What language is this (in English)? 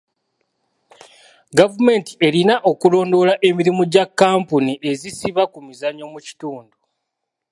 Ganda